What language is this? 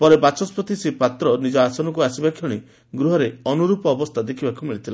Odia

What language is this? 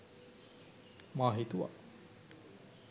Sinhala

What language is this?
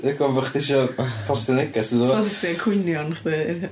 Welsh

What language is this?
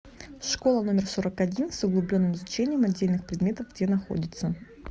Russian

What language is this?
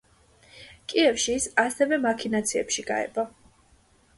Georgian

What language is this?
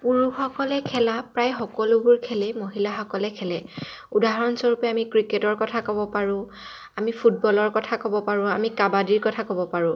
Assamese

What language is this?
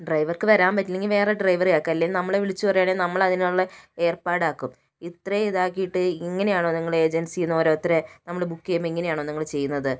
Malayalam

